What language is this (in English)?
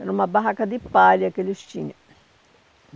Portuguese